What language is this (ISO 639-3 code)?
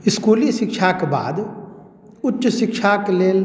mai